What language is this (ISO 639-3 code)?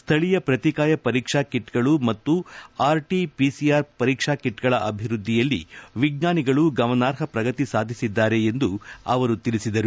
kan